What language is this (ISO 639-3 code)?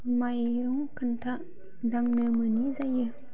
brx